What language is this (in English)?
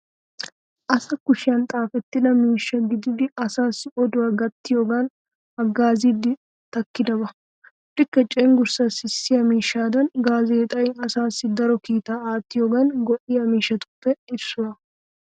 Wolaytta